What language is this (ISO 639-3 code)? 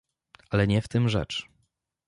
pol